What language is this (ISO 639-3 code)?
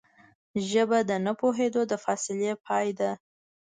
pus